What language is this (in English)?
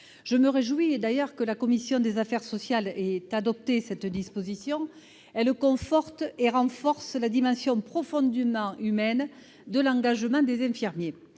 French